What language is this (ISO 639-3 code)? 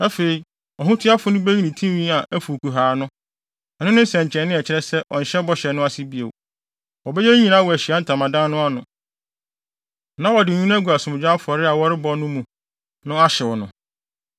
aka